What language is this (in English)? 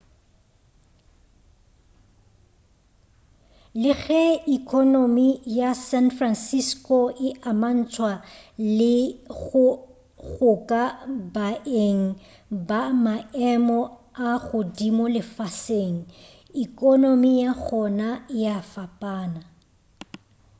Northern Sotho